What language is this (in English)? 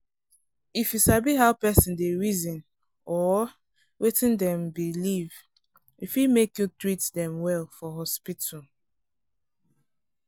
Nigerian Pidgin